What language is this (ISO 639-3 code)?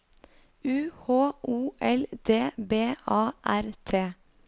nor